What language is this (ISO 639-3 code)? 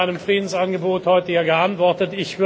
deu